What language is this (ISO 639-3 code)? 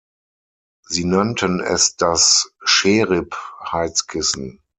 deu